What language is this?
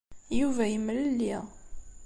Kabyle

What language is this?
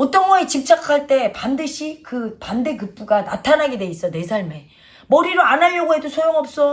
Korean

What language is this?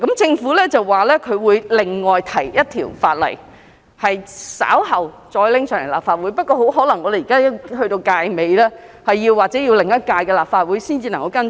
Cantonese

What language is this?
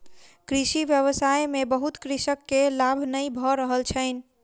Maithili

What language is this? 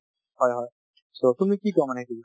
Assamese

